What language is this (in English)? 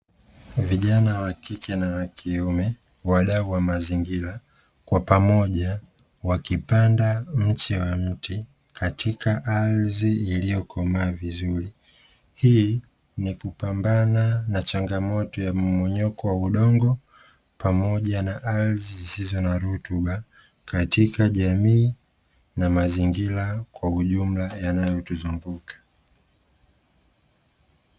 Swahili